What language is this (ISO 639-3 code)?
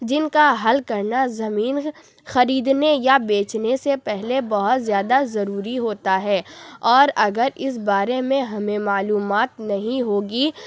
urd